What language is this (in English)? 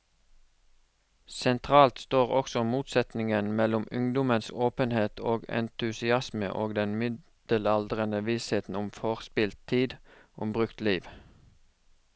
Norwegian